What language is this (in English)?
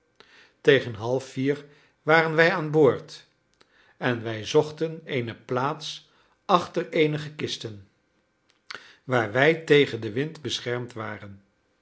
Dutch